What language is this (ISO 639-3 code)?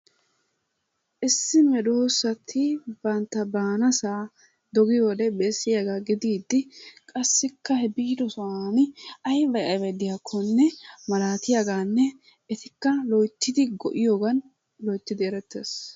wal